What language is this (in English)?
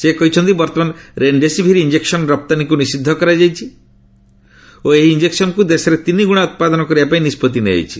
Odia